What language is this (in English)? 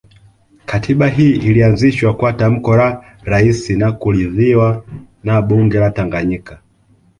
Swahili